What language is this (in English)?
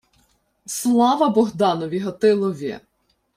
Ukrainian